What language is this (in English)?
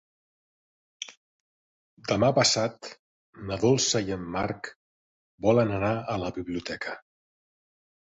Catalan